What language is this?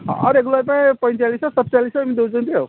Odia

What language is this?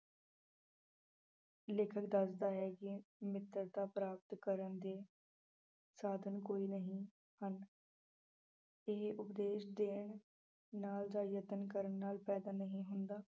Punjabi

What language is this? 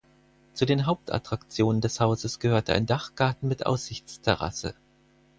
German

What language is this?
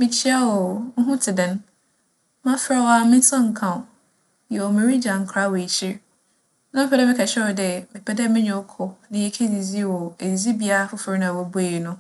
Akan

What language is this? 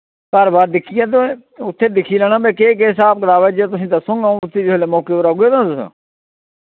Dogri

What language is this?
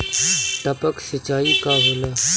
Bhojpuri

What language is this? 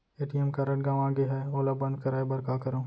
Chhattisgarhi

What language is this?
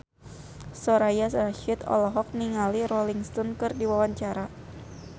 Sundanese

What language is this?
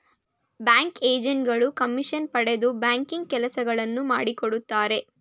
Kannada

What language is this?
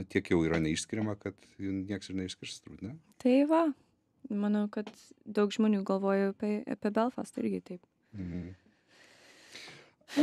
Lithuanian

